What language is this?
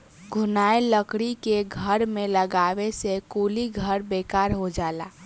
Bhojpuri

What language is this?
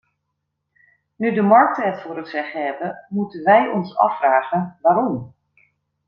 Dutch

